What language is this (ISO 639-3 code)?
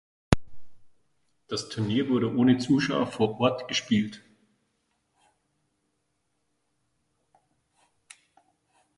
deu